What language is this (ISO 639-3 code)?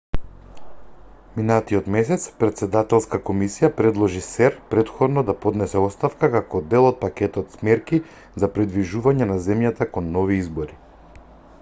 mkd